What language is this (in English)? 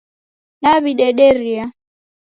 Taita